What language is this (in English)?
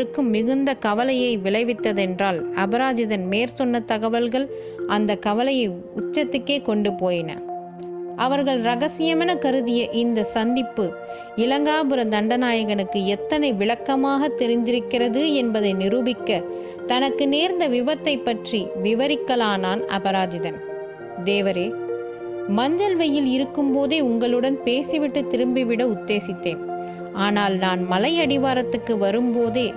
Tamil